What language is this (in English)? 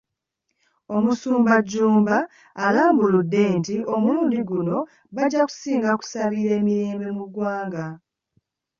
Ganda